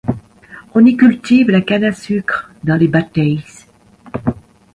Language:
French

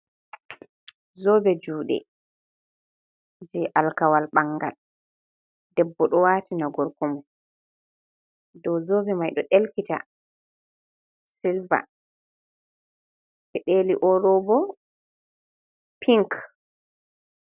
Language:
Fula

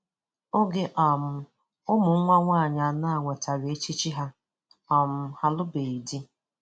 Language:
Igbo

